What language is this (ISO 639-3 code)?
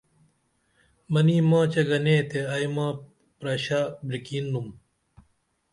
dml